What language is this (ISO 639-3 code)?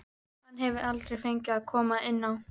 isl